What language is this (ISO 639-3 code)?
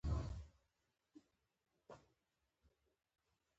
pus